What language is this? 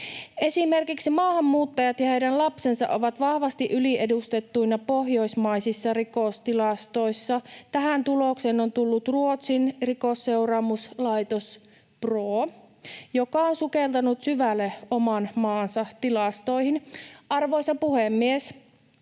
Finnish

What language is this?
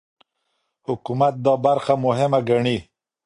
Pashto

